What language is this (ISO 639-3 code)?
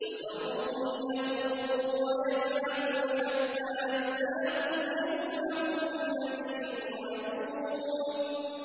ara